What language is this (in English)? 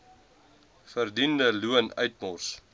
Afrikaans